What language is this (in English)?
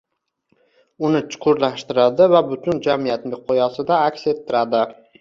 Uzbek